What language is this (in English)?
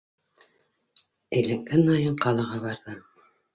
Bashkir